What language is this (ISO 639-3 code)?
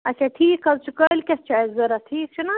kas